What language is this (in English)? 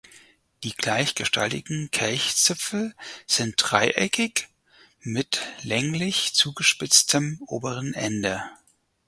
German